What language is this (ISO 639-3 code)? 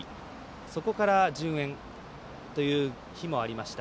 jpn